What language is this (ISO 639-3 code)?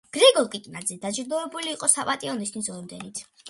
kat